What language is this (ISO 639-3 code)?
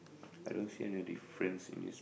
eng